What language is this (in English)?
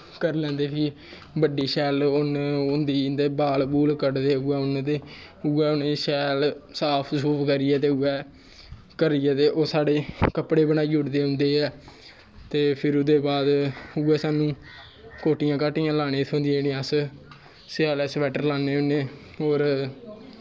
Dogri